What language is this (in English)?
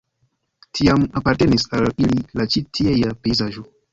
Esperanto